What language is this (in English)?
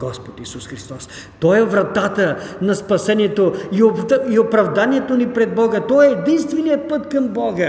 Bulgarian